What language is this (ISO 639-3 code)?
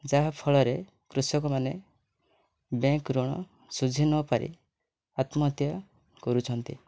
ori